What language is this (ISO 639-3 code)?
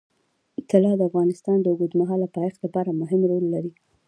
pus